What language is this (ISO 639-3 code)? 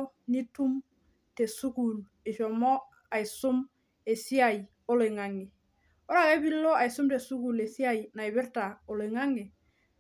mas